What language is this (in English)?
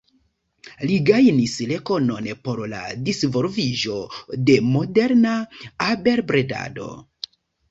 Esperanto